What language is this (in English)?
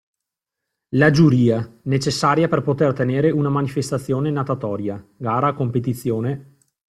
Italian